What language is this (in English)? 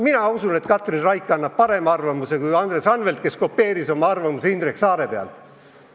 Estonian